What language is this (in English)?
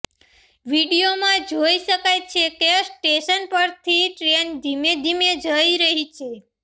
Gujarati